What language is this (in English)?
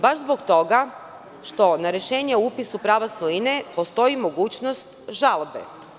Serbian